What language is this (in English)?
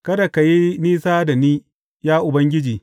Hausa